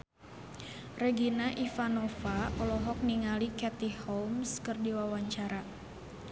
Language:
Sundanese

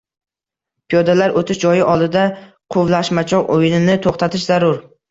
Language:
Uzbek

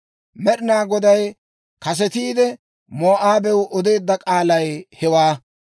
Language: Dawro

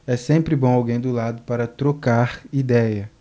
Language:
Portuguese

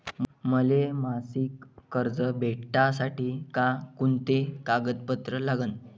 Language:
Marathi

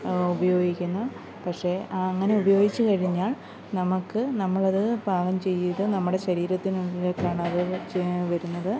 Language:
Malayalam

